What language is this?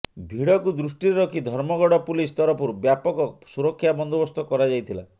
Odia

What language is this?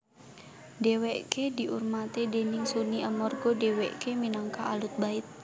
Javanese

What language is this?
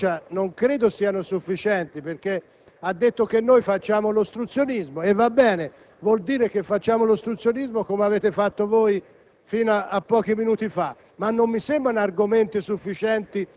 Italian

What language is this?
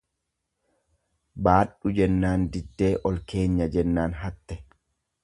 Oromo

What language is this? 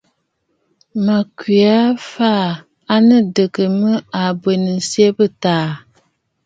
Bafut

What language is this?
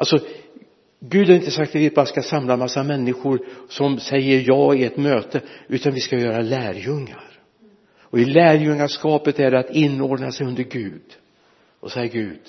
Swedish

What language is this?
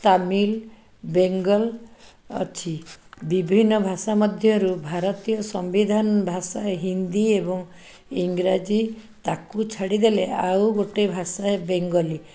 Odia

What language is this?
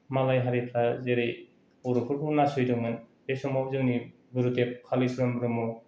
Bodo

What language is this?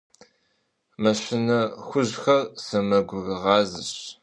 Kabardian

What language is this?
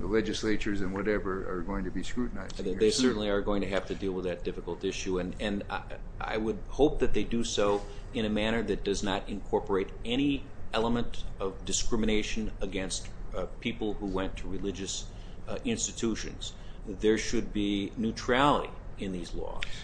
English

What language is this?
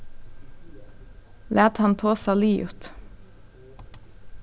Faroese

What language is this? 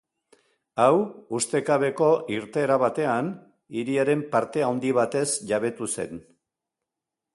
Basque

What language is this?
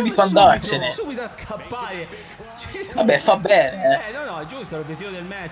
Italian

